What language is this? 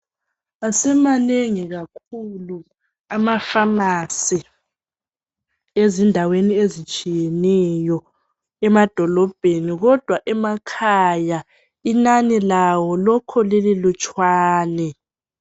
North Ndebele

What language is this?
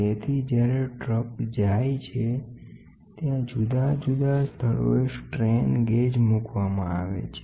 Gujarati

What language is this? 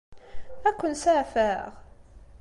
Kabyle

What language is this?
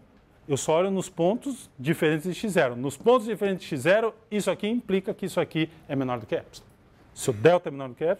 Portuguese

